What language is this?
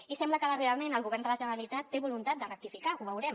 Catalan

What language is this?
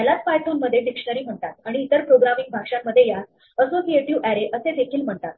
Marathi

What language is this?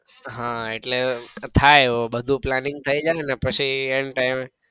Gujarati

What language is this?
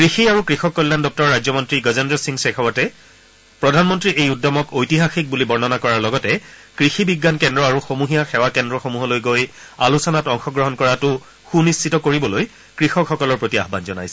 Assamese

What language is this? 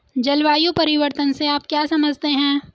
Hindi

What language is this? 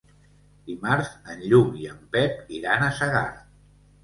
Catalan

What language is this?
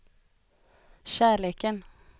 Swedish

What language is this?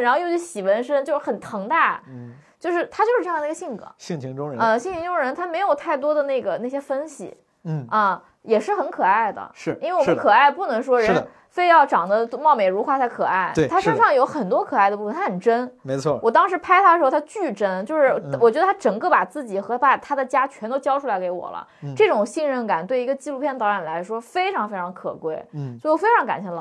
Chinese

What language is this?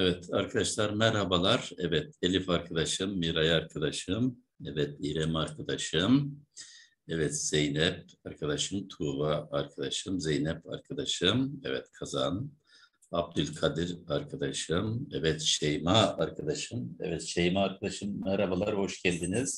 Turkish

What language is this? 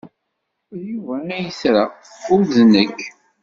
Kabyle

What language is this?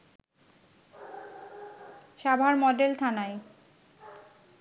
Bangla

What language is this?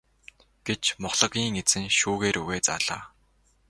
Mongolian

